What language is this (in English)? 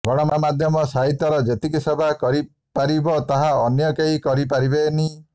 Odia